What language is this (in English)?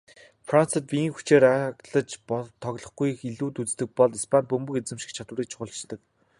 Mongolian